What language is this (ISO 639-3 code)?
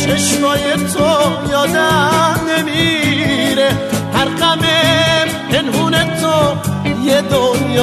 fas